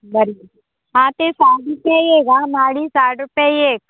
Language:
Konkani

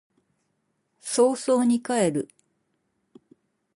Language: Japanese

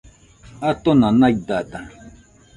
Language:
Nüpode Huitoto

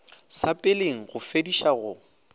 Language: Northern Sotho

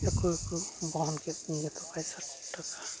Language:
Santali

